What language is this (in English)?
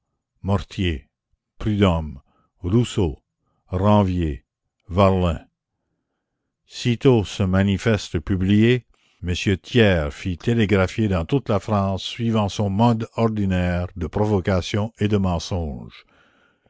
French